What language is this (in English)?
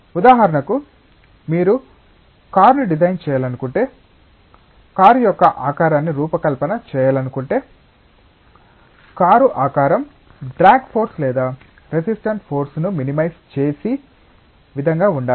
Telugu